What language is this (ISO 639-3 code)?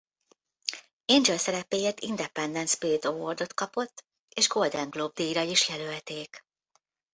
hun